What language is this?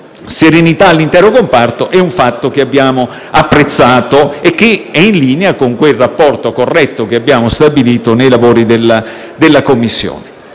Italian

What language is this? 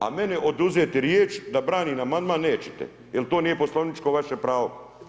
Croatian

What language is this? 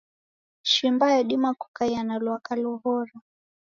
Taita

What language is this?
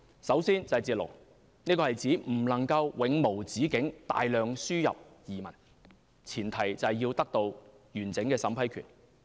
Cantonese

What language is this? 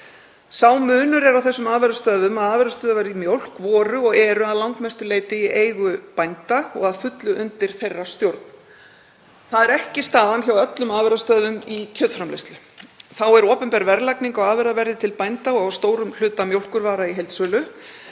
Icelandic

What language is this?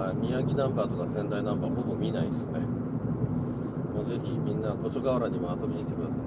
Japanese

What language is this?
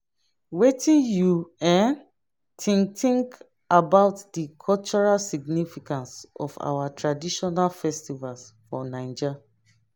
Nigerian Pidgin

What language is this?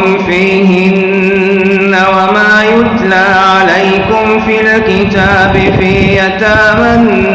Arabic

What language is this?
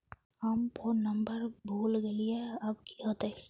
Magahi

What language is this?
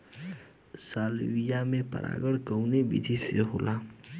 Bhojpuri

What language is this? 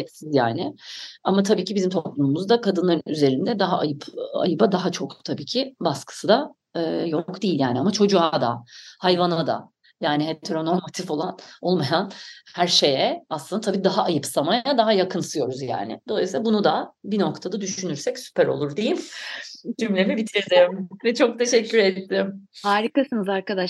Turkish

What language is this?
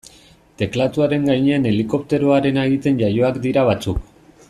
Basque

